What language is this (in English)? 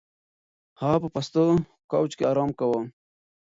Pashto